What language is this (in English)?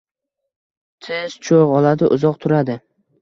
Uzbek